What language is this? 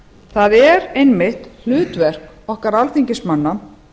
Icelandic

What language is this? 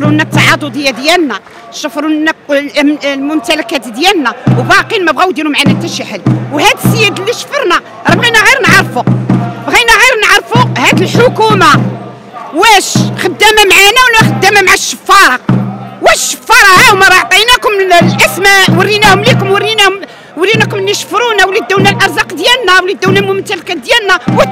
Arabic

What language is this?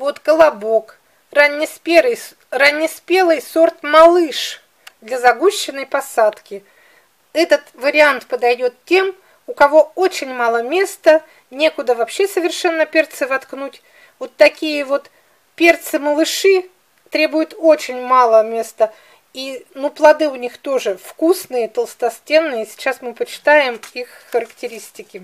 Russian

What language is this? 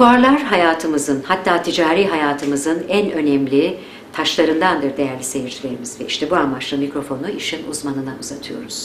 Turkish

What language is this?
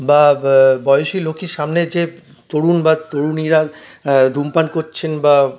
Bangla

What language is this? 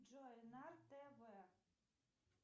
Russian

